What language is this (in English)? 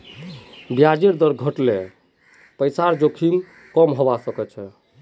Magahi